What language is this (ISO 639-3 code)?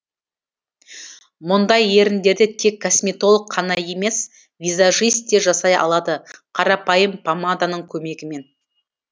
kaz